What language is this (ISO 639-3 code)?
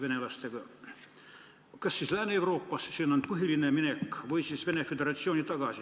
est